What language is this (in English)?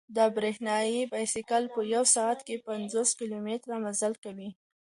Pashto